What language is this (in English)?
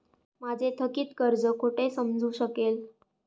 Marathi